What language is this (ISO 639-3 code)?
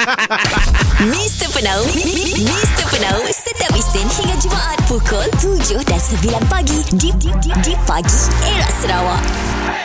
msa